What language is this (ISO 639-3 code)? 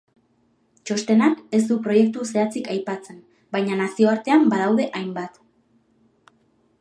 eus